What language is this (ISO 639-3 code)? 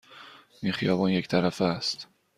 fas